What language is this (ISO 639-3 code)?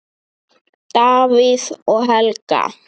isl